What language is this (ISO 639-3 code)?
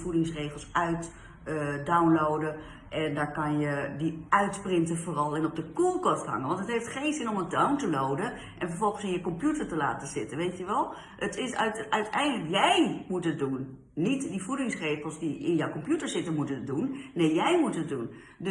nld